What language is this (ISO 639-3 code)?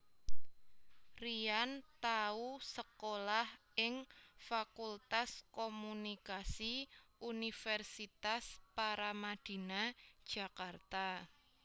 jav